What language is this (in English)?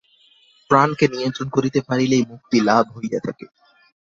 Bangla